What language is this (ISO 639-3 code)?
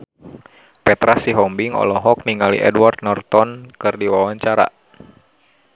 sun